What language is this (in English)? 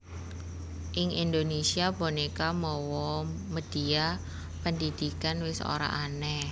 Javanese